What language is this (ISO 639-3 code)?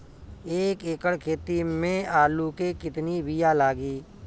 bho